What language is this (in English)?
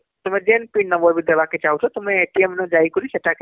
Odia